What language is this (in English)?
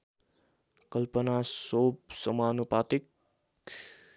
Nepali